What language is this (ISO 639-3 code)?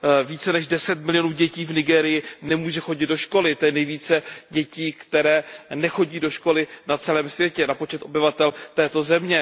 ces